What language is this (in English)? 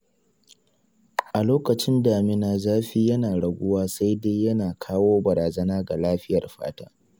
Hausa